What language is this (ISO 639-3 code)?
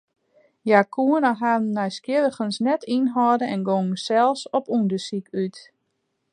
fry